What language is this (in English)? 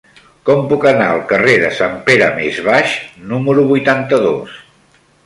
Catalan